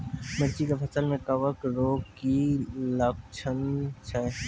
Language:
Maithili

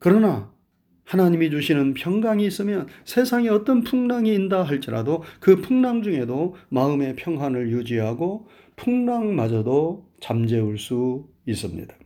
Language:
Korean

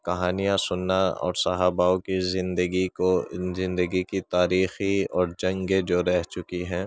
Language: Urdu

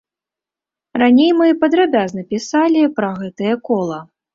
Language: Belarusian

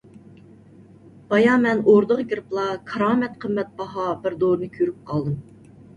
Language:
Uyghur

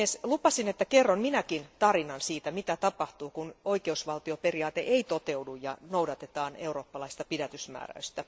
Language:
Finnish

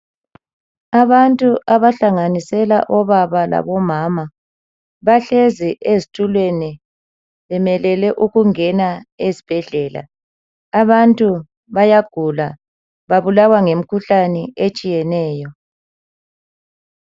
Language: North Ndebele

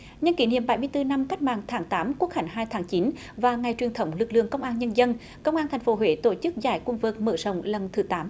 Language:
Vietnamese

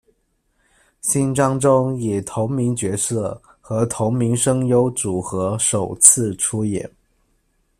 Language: Chinese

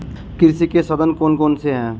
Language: Hindi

